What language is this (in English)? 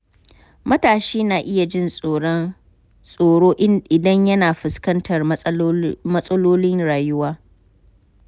Hausa